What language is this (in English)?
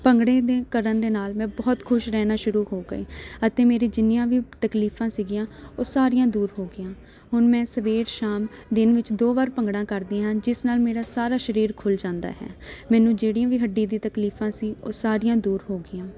Punjabi